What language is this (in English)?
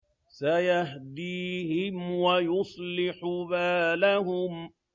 Arabic